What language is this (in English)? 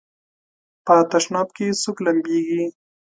Pashto